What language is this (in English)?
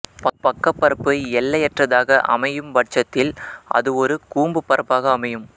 Tamil